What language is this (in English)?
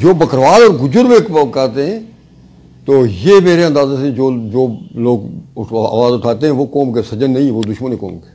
Urdu